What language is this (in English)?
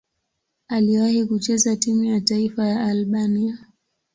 Swahili